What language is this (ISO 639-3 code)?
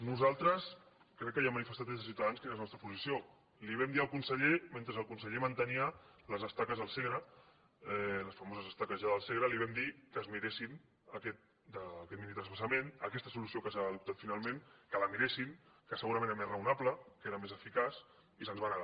cat